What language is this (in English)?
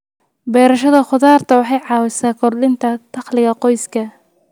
Somali